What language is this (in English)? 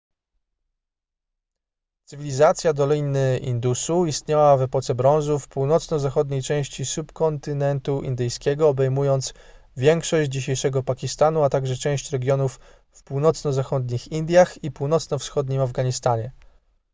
Polish